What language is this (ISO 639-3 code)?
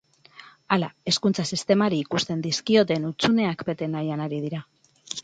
eus